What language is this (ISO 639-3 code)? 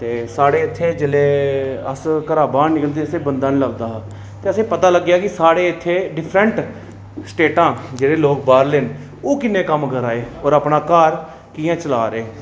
doi